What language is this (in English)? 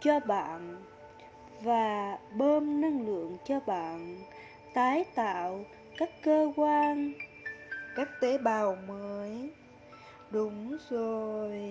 Vietnamese